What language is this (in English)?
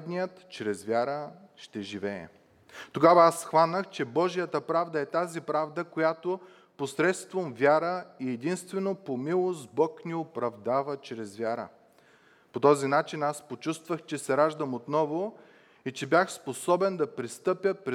Bulgarian